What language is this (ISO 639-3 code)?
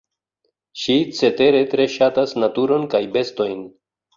epo